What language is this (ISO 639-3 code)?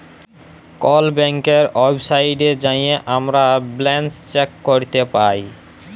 ben